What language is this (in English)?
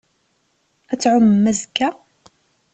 Kabyle